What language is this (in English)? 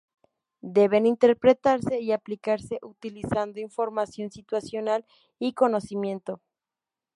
Spanish